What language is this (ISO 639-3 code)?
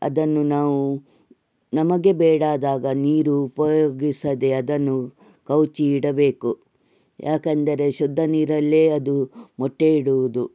kan